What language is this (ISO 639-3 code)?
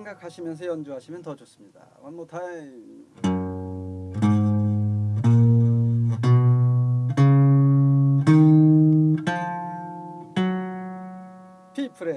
kor